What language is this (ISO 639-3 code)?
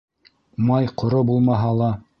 bak